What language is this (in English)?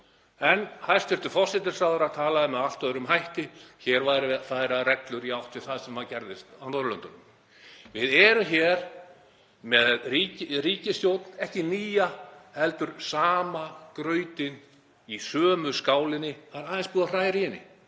Icelandic